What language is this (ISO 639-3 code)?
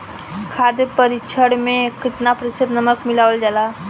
bho